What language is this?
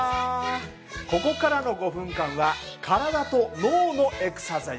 Japanese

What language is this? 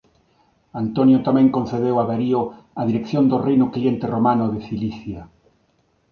Galician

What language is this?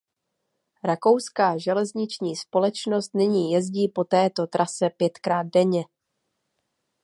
Czech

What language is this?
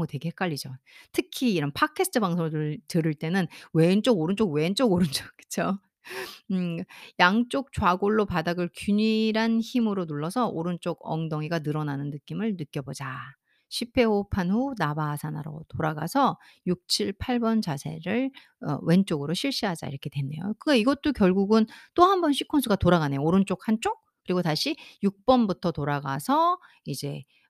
Korean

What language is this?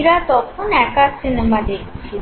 Bangla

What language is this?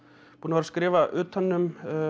Icelandic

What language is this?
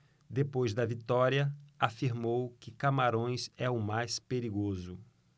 Portuguese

